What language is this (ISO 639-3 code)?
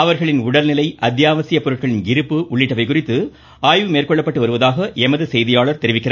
tam